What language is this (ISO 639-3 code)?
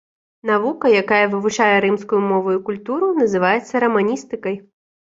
bel